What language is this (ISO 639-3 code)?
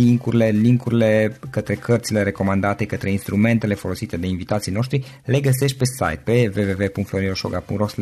ron